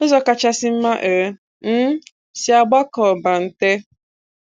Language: Igbo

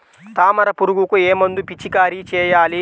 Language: Telugu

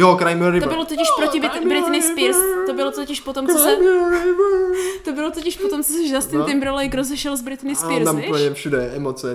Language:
Czech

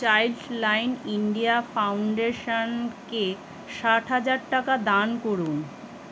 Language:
Bangla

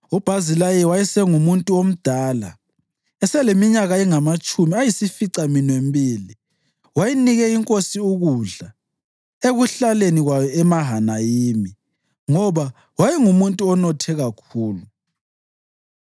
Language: North Ndebele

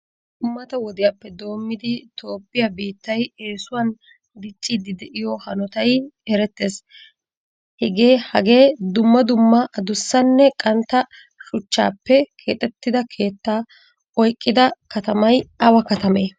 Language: Wolaytta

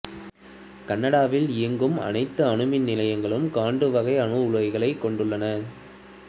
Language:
Tamil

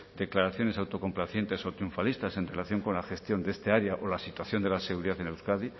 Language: Spanish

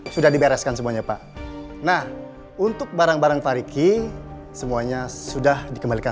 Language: Indonesian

